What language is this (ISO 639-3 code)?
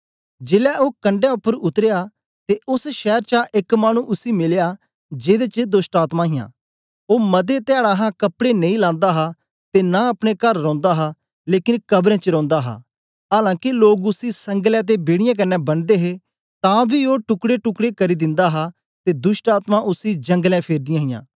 doi